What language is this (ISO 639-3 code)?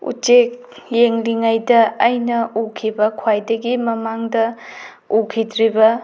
mni